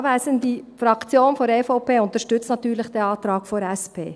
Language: Swiss German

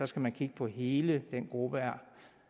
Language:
Danish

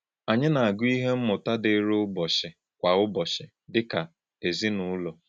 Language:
Igbo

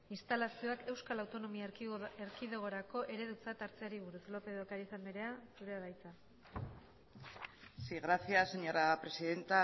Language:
Basque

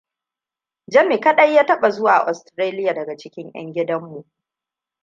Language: Hausa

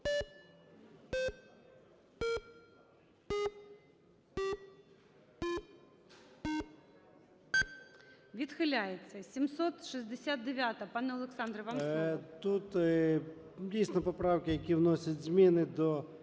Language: Ukrainian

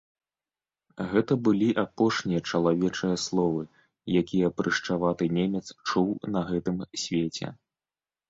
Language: Belarusian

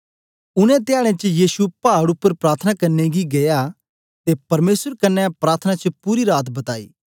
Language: Dogri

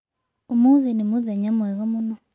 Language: Kikuyu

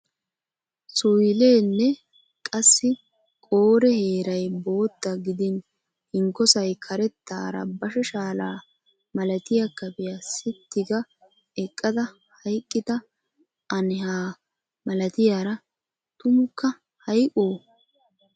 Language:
Wolaytta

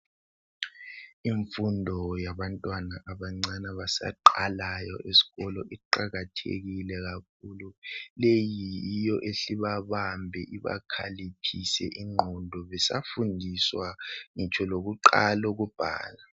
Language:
North Ndebele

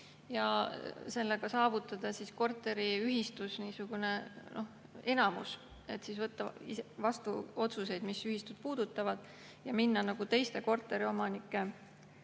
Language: Estonian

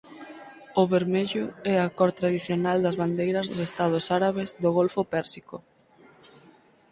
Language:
Galician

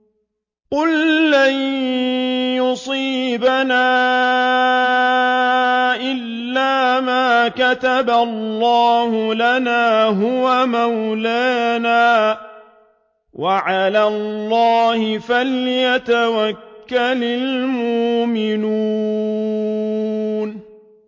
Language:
Arabic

